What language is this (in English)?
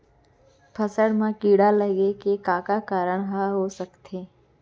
Chhattisgarhi